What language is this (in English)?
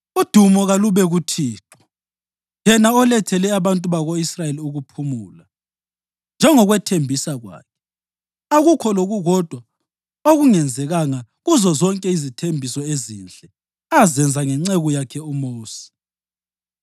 North Ndebele